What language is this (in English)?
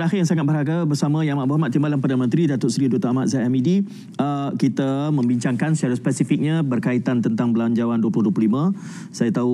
Malay